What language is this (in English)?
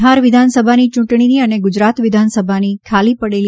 Gujarati